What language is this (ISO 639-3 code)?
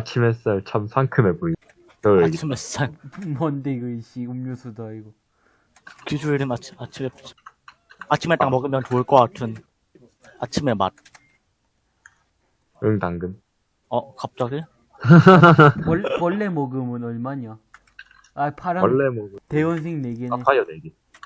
kor